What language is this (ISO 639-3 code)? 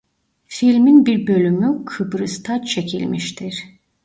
tur